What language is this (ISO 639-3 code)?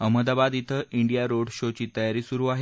mar